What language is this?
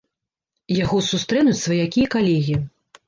Belarusian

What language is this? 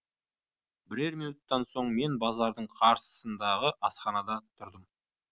Kazakh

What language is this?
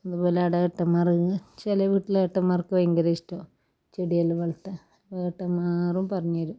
Malayalam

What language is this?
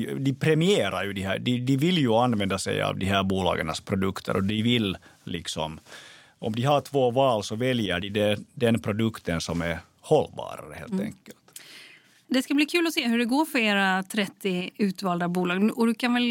Swedish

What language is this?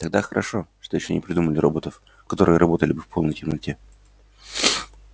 Russian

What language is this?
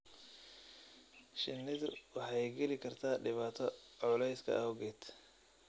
Somali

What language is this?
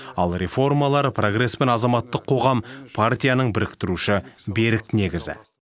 Kazakh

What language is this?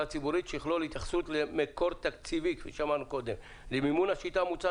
Hebrew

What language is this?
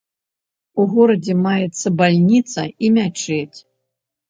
Belarusian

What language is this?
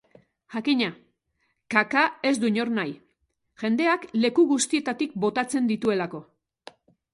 Basque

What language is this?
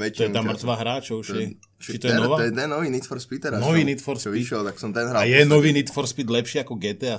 Slovak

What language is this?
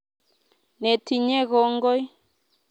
Kalenjin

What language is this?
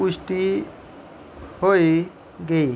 Dogri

